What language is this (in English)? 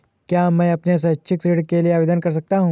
Hindi